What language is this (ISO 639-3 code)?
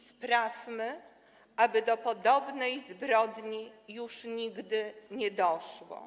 pol